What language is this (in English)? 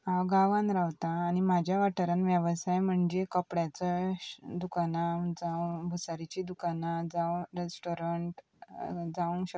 Konkani